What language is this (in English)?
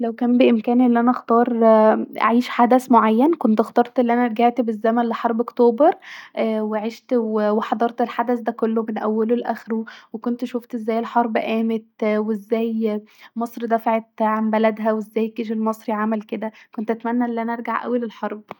Egyptian Arabic